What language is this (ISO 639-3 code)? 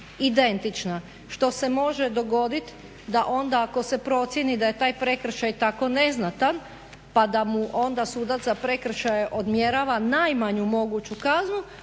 hrv